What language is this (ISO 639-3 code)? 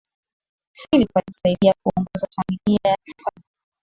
swa